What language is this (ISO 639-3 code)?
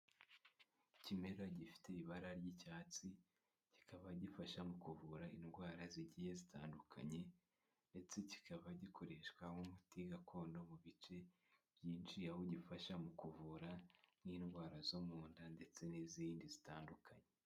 kin